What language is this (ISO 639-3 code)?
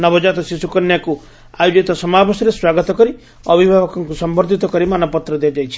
ori